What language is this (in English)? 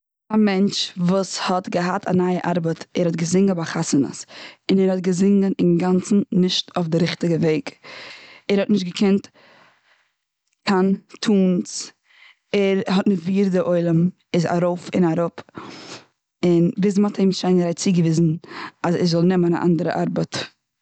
Yiddish